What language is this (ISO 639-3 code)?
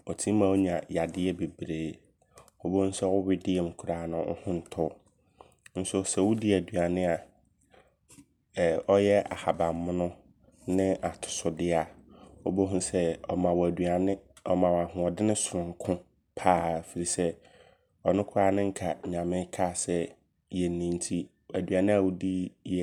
abr